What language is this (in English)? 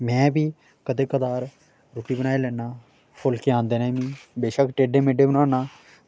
Dogri